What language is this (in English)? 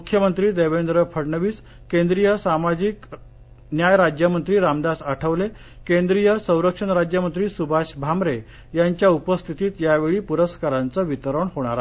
Marathi